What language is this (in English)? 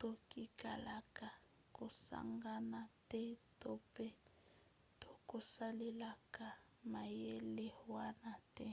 Lingala